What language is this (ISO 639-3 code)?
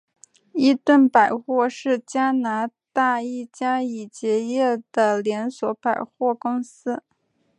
zho